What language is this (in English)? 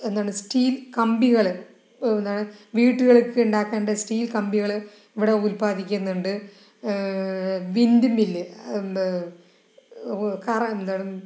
Malayalam